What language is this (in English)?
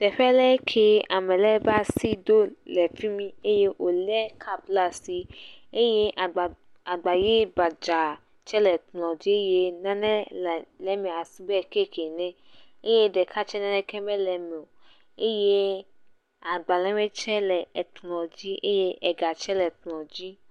Ewe